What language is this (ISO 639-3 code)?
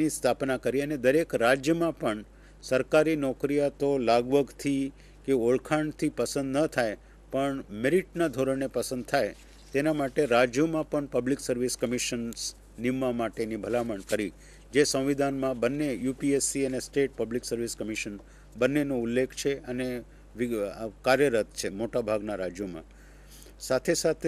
hin